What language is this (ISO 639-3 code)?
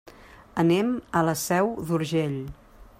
cat